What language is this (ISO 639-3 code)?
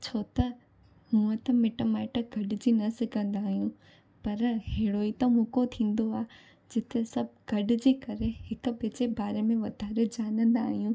snd